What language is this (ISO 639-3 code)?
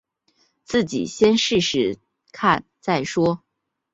zho